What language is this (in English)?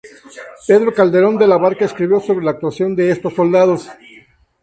Spanish